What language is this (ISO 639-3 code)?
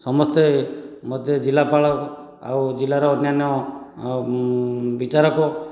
ori